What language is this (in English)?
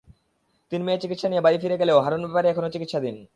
Bangla